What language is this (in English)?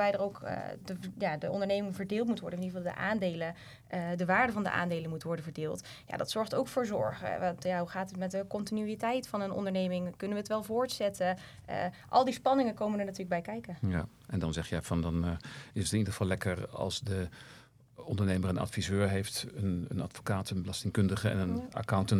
Dutch